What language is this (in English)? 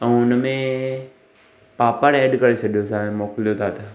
Sindhi